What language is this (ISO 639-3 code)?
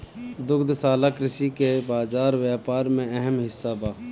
bho